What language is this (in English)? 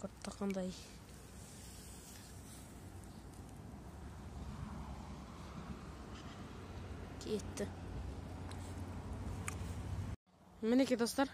Turkish